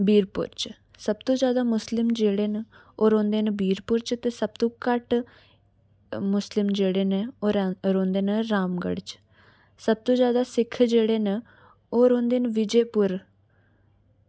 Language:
Dogri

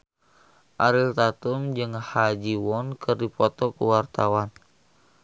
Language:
Sundanese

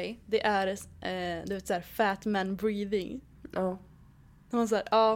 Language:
Swedish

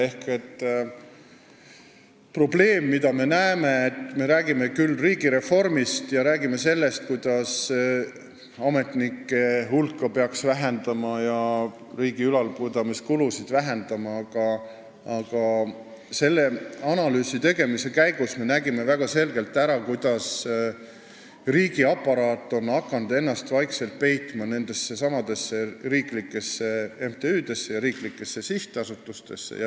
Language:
Estonian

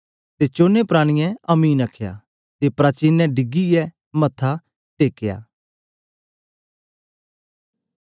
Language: Dogri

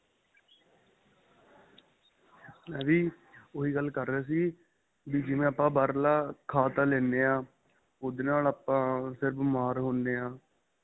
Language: Punjabi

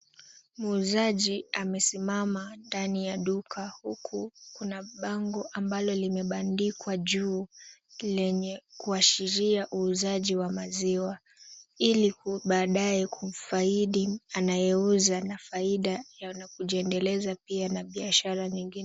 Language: Swahili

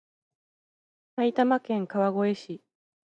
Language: Japanese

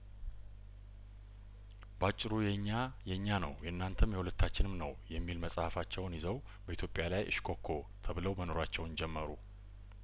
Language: Amharic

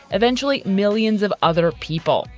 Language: English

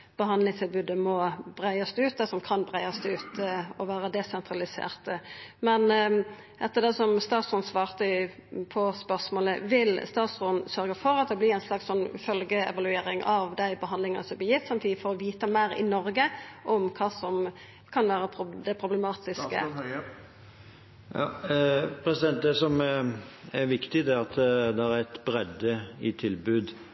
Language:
Norwegian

